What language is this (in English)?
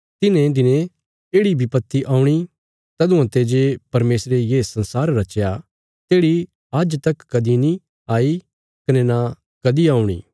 Bilaspuri